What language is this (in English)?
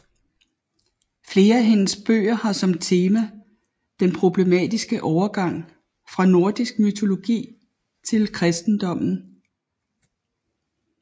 Danish